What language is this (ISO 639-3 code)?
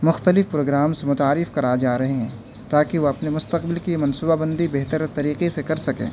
urd